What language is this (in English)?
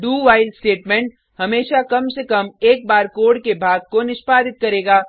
Hindi